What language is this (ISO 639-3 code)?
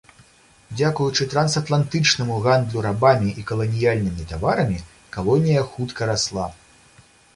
bel